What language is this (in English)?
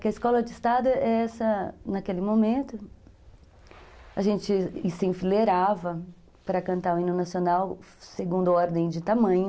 Portuguese